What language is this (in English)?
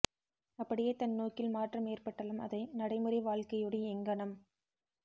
Tamil